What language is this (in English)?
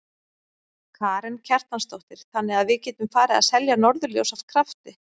Icelandic